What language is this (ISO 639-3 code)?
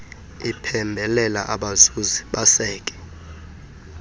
xho